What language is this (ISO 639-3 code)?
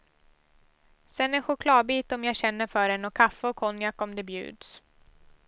swe